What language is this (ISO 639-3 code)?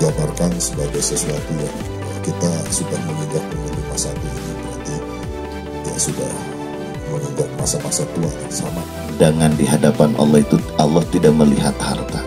ind